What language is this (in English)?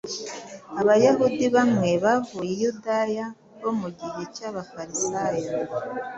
Kinyarwanda